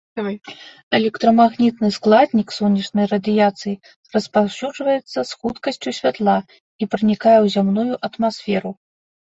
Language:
Belarusian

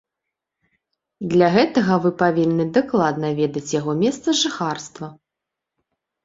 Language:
Belarusian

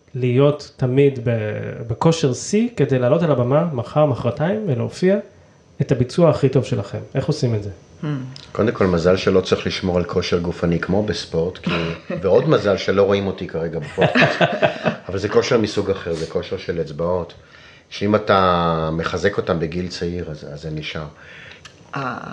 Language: Hebrew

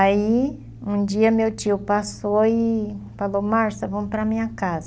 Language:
Portuguese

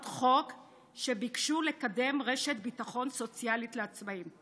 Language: Hebrew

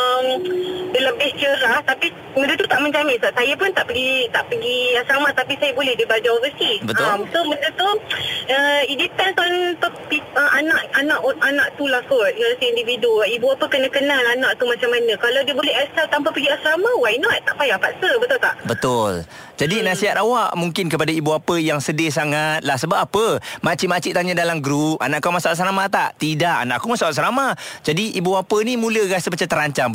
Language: Malay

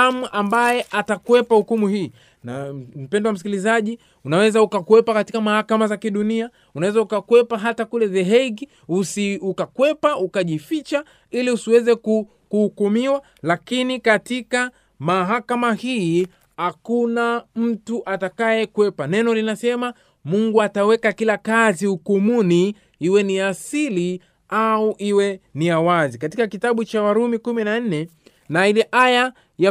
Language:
Swahili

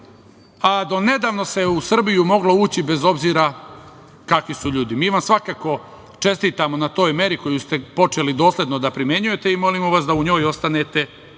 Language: Serbian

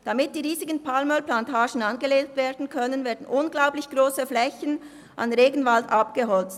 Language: Swiss German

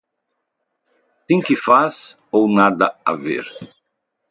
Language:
Portuguese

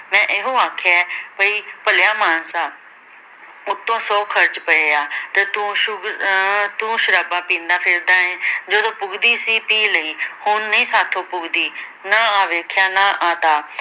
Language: Punjabi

